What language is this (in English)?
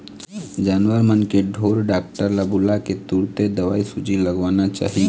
Chhattisgarhi